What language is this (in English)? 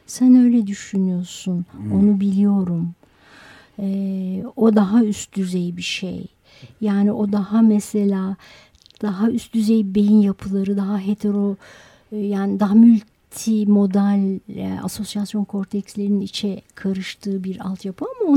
Turkish